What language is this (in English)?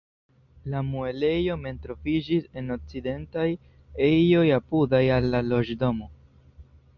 Esperanto